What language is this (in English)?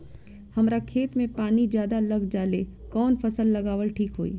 Bhojpuri